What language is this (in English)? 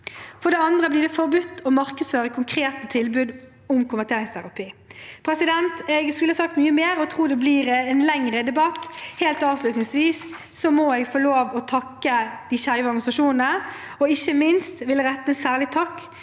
Norwegian